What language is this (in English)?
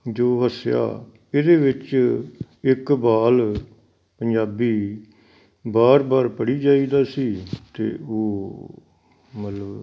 Punjabi